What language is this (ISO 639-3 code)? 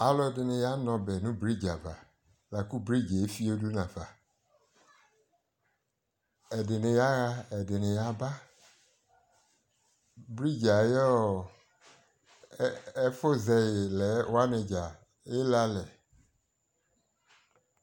kpo